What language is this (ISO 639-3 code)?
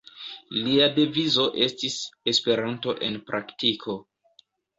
epo